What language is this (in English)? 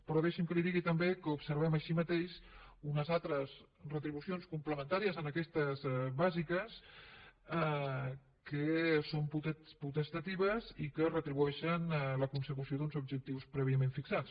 Catalan